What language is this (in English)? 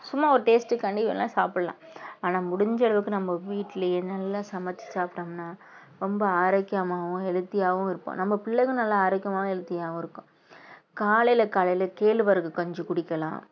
Tamil